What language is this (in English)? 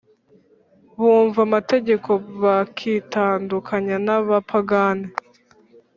Kinyarwanda